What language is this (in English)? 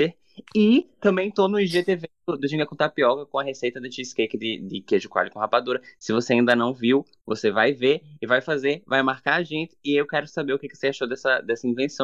Portuguese